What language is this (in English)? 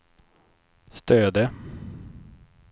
Swedish